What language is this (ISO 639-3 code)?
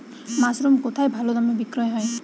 ben